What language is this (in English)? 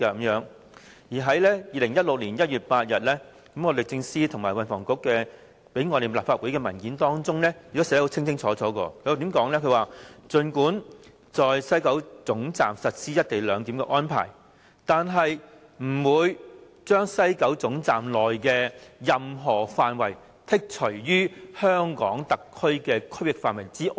Cantonese